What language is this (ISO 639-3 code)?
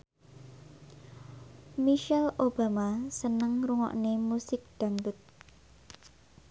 jav